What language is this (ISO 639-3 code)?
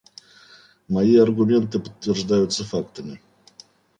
rus